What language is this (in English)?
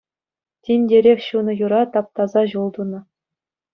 Chuvash